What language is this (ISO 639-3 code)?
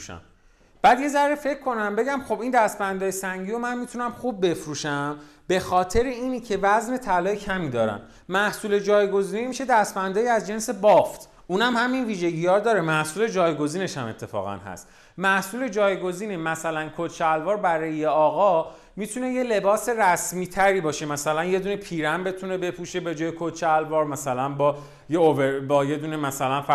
fas